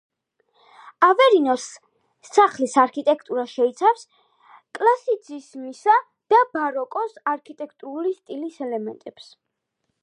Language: Georgian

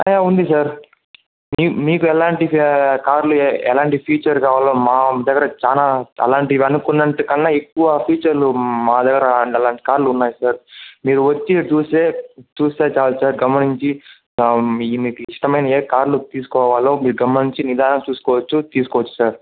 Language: Telugu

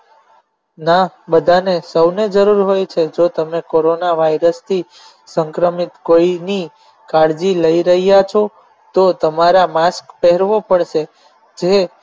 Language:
Gujarati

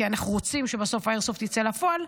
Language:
Hebrew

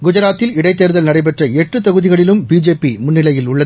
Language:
Tamil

